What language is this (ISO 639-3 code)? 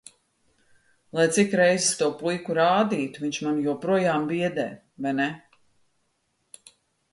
lav